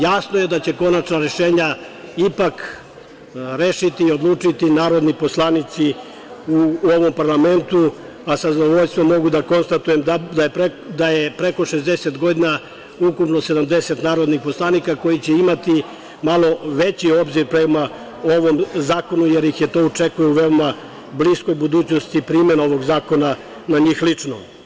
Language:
Serbian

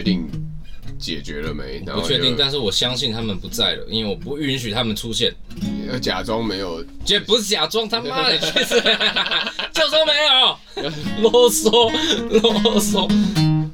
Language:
Chinese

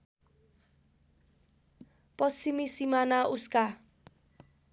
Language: Nepali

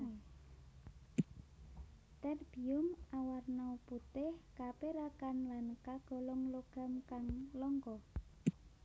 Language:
Javanese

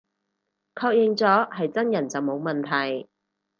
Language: Cantonese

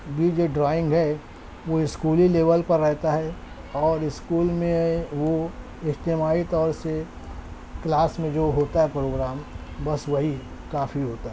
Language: Urdu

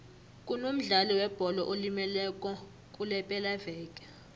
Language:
South Ndebele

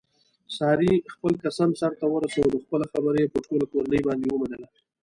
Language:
Pashto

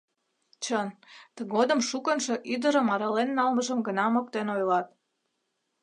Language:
Mari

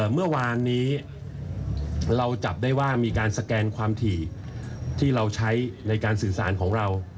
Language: Thai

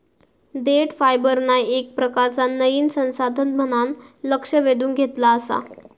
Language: Marathi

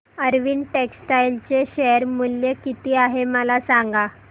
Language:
Marathi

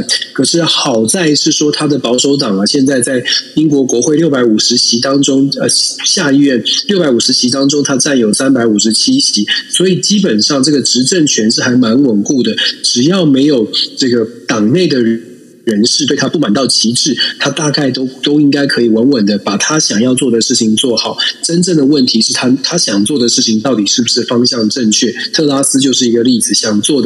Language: Chinese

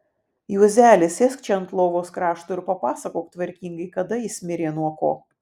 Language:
Lithuanian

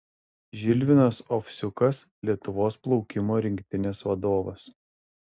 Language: Lithuanian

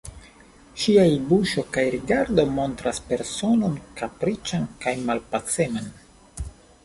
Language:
Esperanto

